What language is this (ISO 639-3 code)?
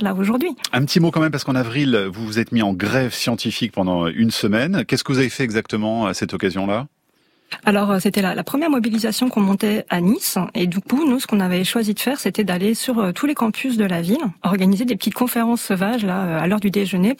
fra